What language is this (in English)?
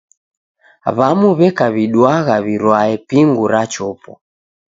Taita